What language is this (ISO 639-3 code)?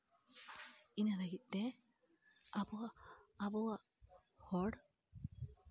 sat